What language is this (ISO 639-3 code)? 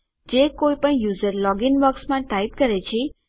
guj